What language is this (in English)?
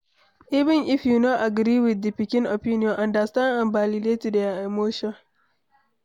Nigerian Pidgin